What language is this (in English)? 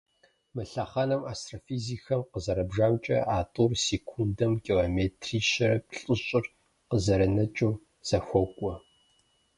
Kabardian